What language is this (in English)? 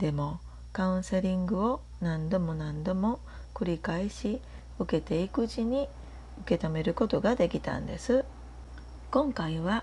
Japanese